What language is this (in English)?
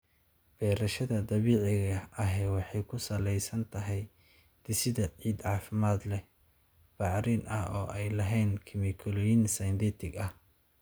Somali